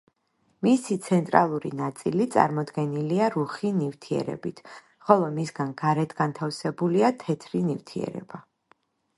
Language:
Georgian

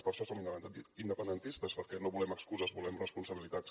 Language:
Catalan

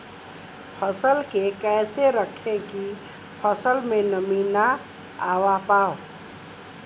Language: Bhojpuri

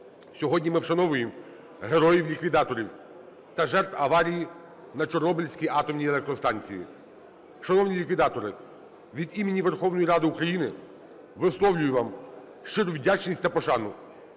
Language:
Ukrainian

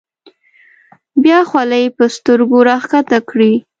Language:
Pashto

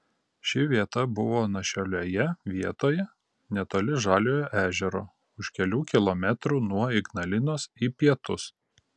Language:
Lithuanian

